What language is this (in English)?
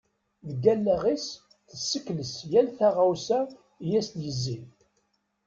Kabyle